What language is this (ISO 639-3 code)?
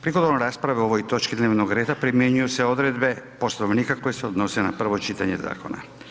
hrv